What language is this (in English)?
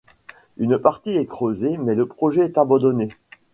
French